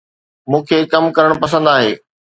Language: Sindhi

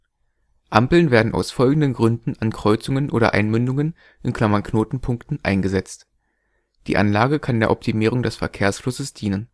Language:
German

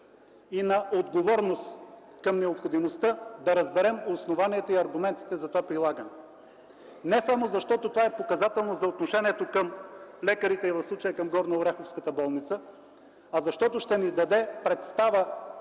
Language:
Bulgarian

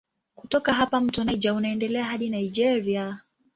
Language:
Swahili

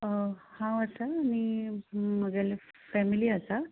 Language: Konkani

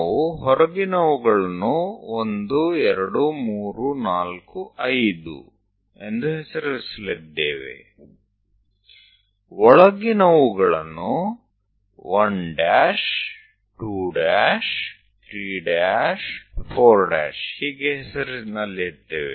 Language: Kannada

